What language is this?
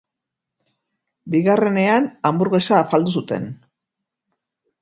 Basque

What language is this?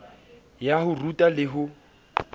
Southern Sotho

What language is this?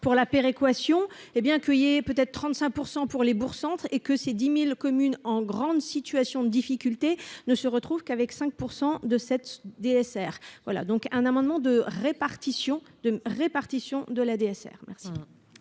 French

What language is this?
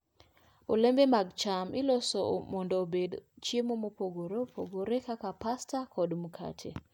Luo (Kenya and Tanzania)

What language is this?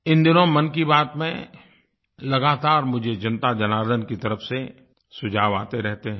Hindi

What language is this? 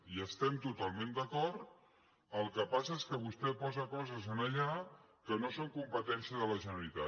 Catalan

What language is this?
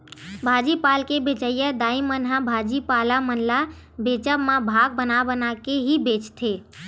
Chhattisgarhi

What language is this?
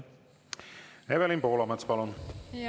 Estonian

